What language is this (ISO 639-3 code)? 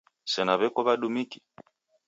dav